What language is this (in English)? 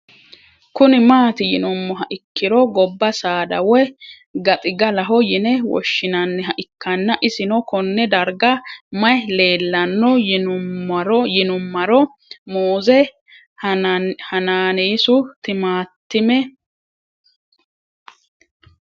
Sidamo